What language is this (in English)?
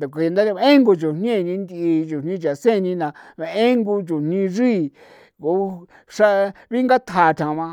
San Felipe Otlaltepec Popoloca